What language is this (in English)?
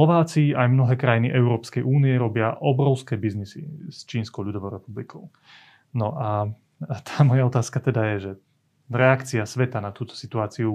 Slovak